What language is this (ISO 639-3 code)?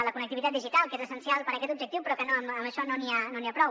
cat